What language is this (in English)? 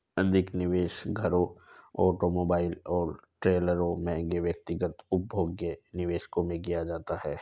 Hindi